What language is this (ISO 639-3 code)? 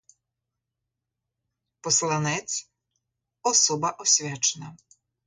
ukr